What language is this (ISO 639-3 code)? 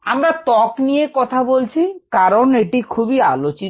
ben